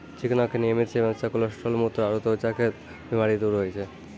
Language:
Maithili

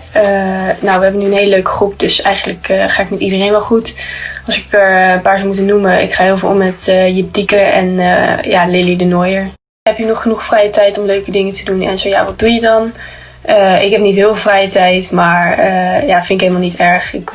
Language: Dutch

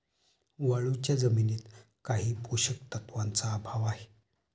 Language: Marathi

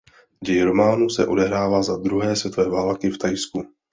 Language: Czech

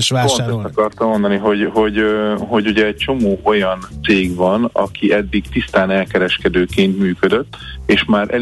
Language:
Hungarian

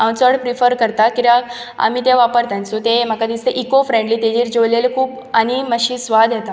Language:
Konkani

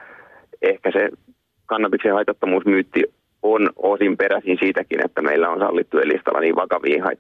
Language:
Finnish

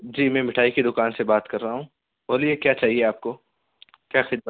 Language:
Urdu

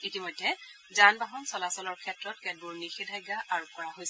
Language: Assamese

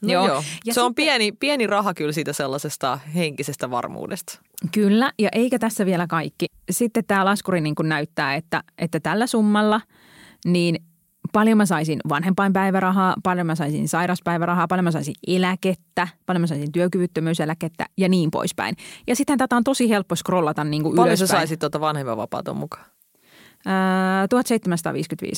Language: Finnish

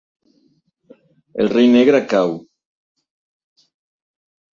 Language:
Catalan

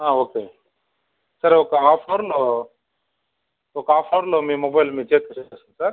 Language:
Telugu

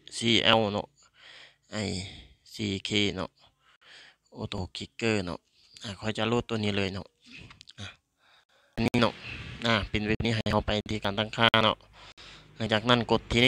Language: Thai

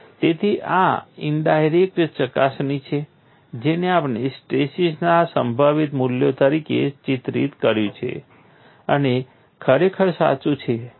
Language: Gujarati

